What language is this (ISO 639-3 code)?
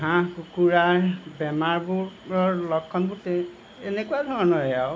asm